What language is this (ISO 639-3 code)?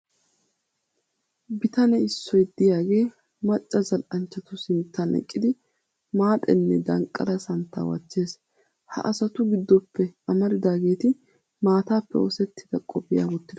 wal